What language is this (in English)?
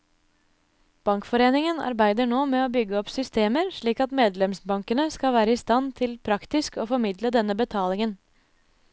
Norwegian